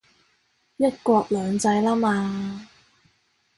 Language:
Cantonese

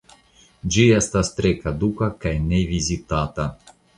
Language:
Esperanto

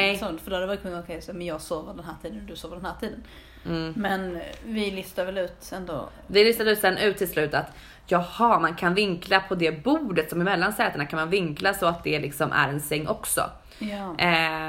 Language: Swedish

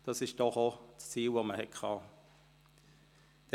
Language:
Swiss German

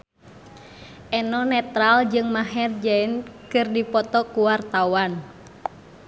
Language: Sundanese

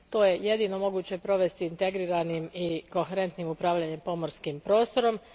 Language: Croatian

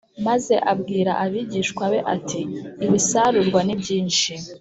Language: Kinyarwanda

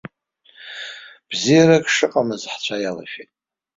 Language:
Abkhazian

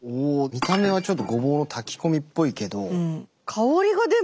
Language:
Japanese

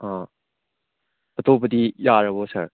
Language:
Manipuri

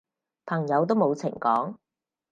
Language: Cantonese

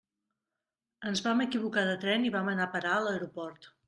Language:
Catalan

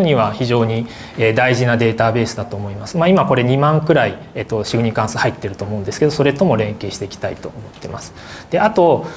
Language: Japanese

